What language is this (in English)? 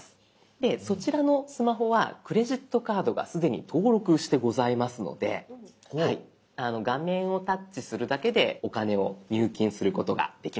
Japanese